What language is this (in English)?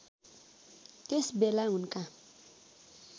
Nepali